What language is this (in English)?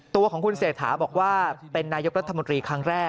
Thai